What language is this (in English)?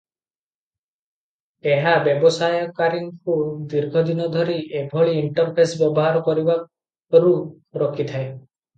Odia